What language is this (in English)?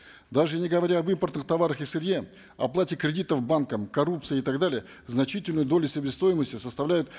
Kazakh